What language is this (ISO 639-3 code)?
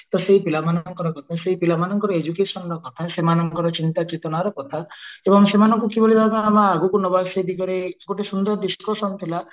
ori